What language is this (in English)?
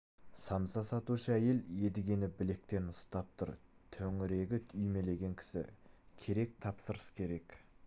Kazakh